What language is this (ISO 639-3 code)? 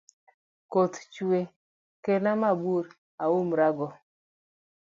luo